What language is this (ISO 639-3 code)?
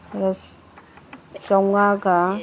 mni